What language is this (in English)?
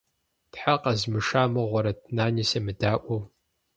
Kabardian